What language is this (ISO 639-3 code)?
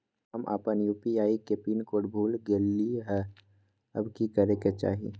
mag